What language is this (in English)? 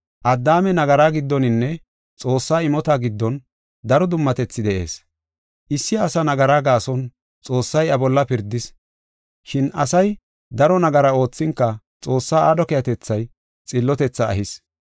Gofa